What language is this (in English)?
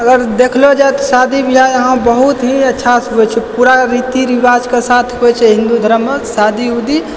Maithili